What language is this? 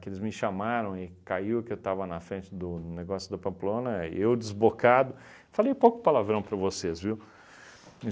Portuguese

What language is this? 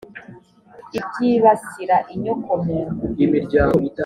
Kinyarwanda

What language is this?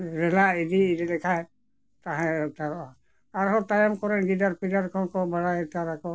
Santali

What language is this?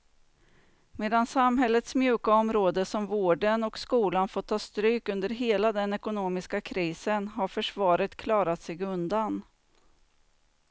Swedish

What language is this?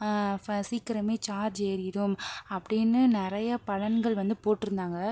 Tamil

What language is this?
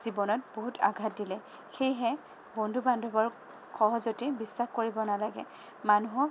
Assamese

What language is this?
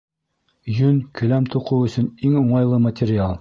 Bashkir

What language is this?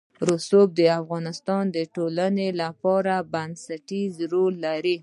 Pashto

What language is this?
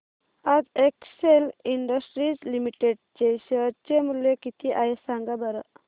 Marathi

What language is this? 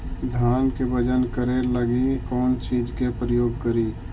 Magahi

